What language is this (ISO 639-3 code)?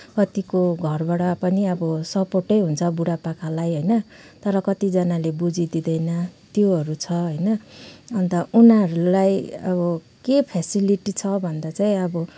nep